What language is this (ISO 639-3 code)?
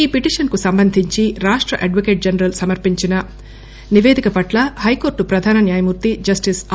tel